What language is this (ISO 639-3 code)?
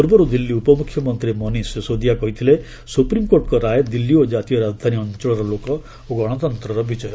ori